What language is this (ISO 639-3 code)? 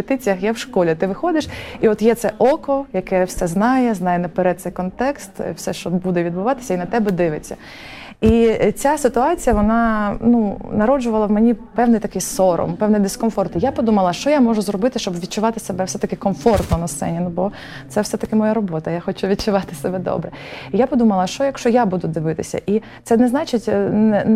ukr